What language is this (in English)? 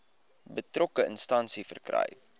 Afrikaans